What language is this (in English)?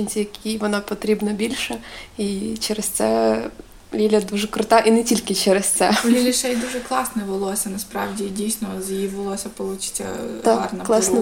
Ukrainian